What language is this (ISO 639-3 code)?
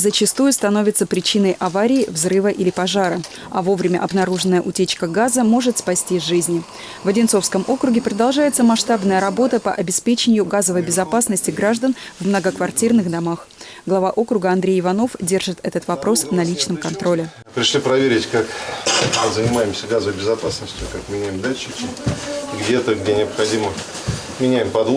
rus